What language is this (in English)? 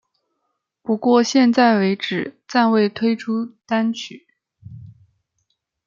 Chinese